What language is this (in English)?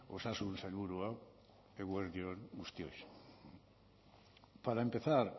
Basque